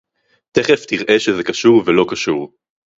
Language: Hebrew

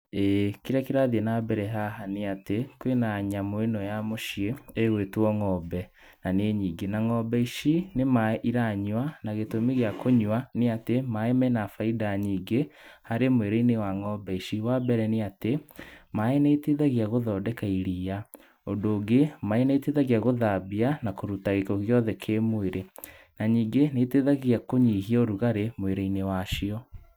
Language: Kikuyu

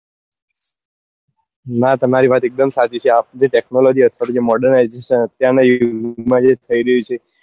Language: Gujarati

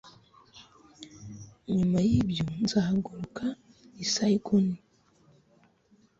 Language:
Kinyarwanda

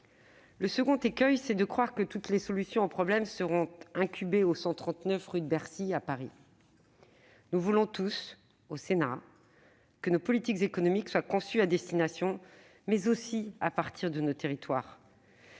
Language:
French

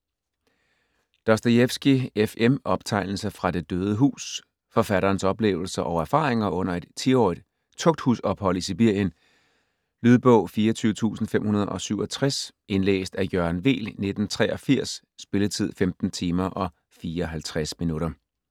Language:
Danish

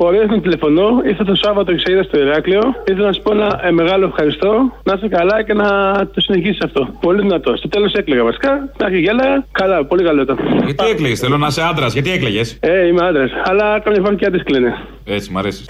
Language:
Greek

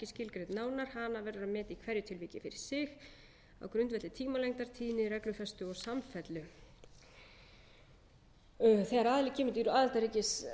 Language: Icelandic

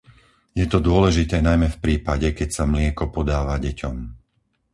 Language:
Slovak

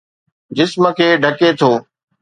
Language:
Sindhi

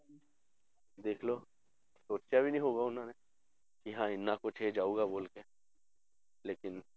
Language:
Punjabi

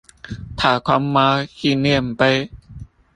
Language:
Chinese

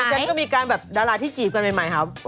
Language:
Thai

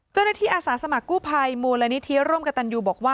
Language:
Thai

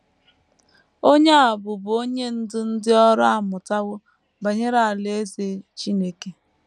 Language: Igbo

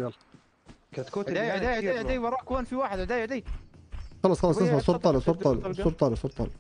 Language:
Arabic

